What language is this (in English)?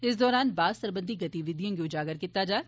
Dogri